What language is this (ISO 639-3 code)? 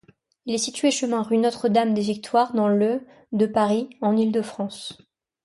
fra